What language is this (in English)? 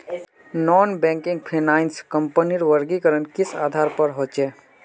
Magahi